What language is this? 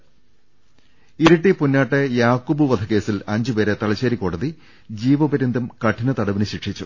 Malayalam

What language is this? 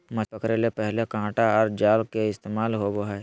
Magahi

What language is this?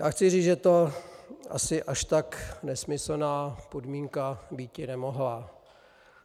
Czech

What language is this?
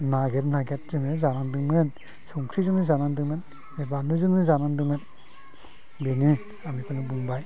Bodo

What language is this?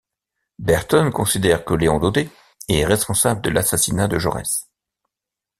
French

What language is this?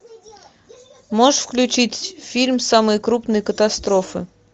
Russian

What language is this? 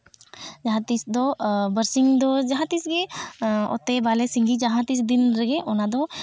Santali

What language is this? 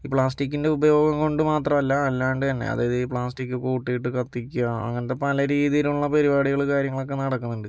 Malayalam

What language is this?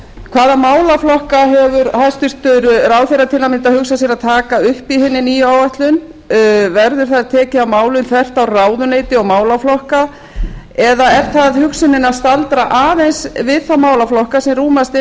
Icelandic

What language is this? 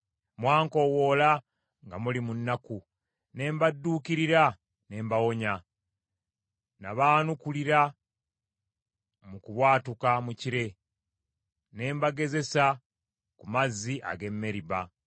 Ganda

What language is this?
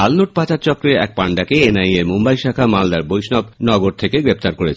Bangla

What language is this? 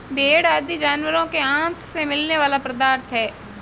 Hindi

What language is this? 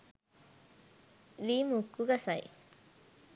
Sinhala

